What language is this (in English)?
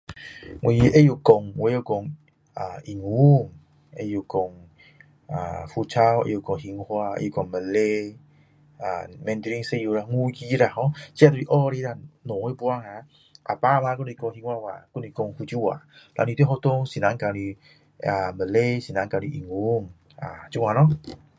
Min Dong Chinese